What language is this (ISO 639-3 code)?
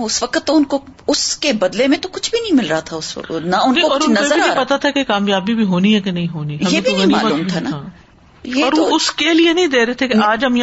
urd